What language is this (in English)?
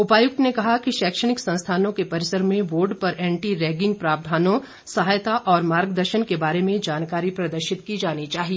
Hindi